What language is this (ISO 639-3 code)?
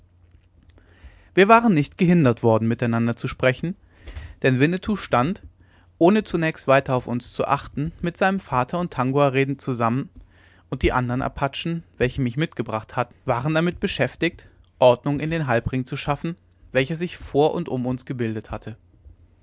deu